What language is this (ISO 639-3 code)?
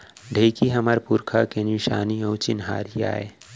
hne